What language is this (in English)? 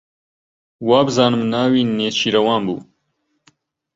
Central Kurdish